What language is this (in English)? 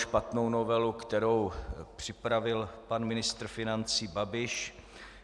Czech